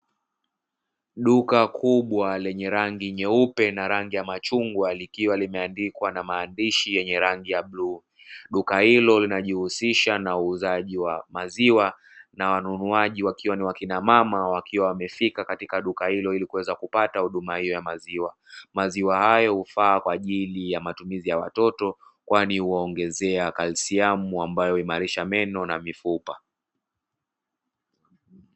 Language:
Swahili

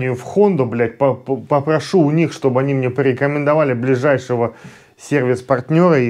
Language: Russian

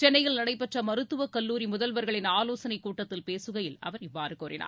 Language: Tamil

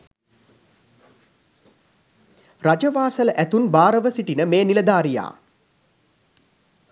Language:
Sinhala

